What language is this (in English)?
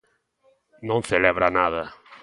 Galician